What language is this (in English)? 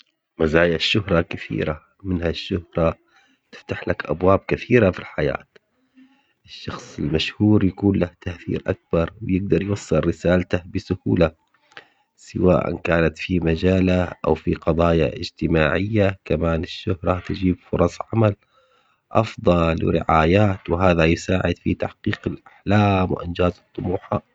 Omani Arabic